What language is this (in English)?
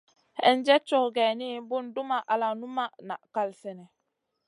Masana